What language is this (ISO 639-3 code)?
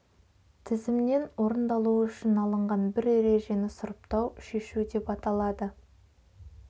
kaz